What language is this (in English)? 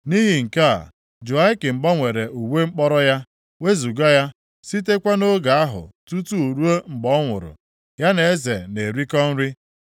Igbo